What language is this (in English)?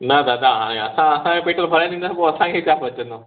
Sindhi